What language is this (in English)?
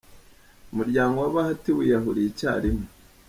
Kinyarwanda